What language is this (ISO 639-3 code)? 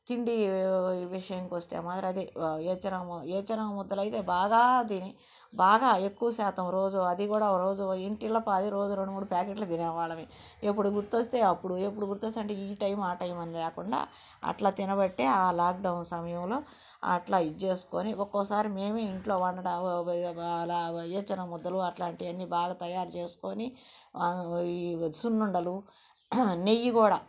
tel